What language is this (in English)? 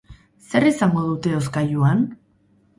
Basque